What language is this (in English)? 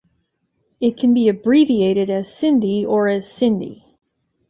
English